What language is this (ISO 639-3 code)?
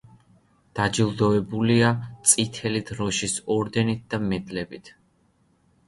kat